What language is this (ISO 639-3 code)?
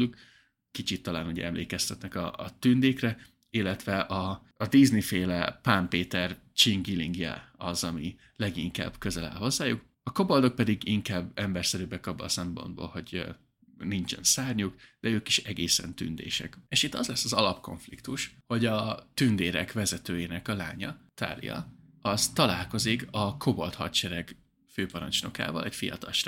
hun